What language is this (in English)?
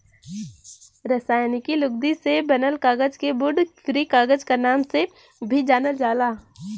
Bhojpuri